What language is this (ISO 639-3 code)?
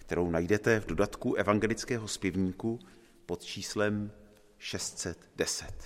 ces